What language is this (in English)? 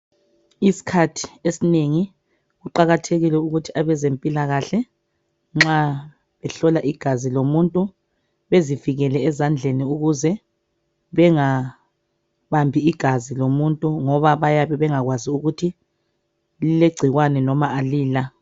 North Ndebele